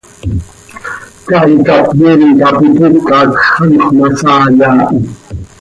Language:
Seri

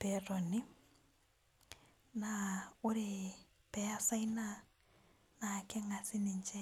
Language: Masai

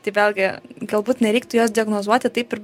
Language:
Lithuanian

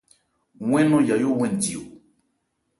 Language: Ebrié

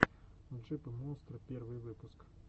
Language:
Russian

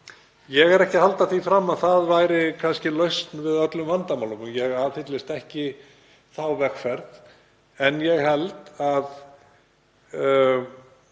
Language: Icelandic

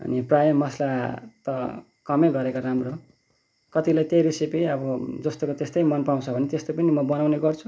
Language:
Nepali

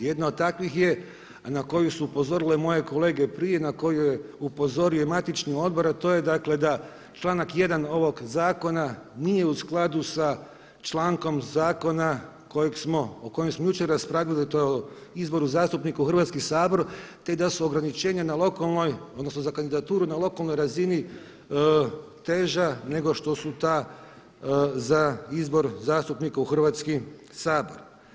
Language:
Croatian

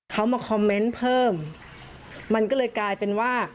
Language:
Thai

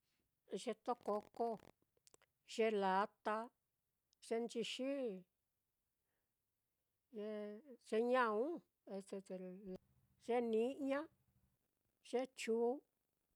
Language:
Mitlatongo Mixtec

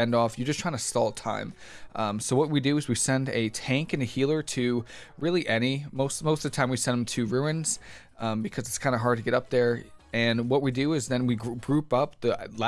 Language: English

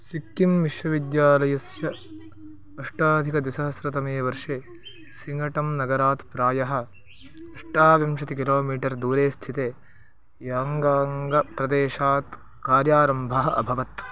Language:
Sanskrit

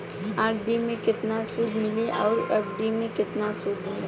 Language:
Bhojpuri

